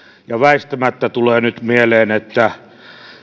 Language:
Finnish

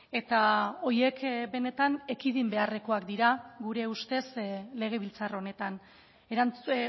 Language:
Basque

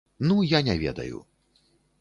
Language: Belarusian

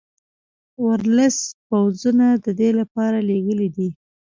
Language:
Pashto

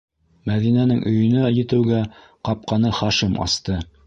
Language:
Bashkir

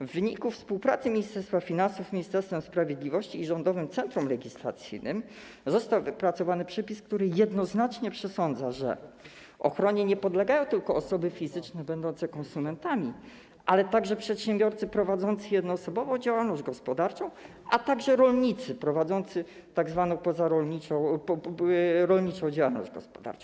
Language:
Polish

